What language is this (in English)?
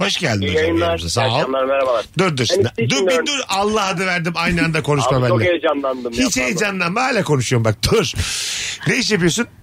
Turkish